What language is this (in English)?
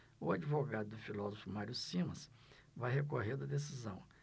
Portuguese